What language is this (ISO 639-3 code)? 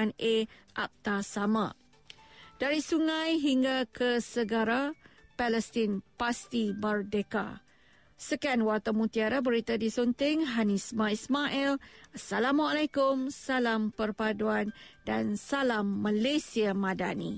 msa